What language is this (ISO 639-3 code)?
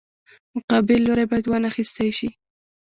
pus